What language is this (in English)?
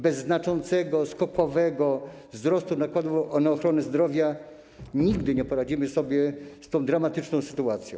Polish